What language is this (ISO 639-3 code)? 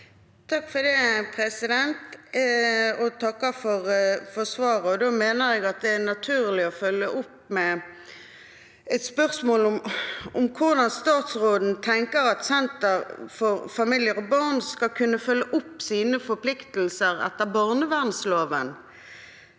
nor